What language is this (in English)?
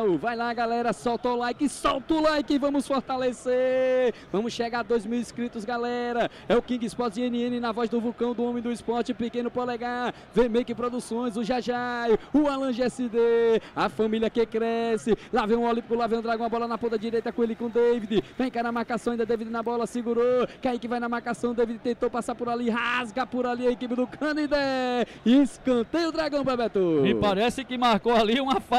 Portuguese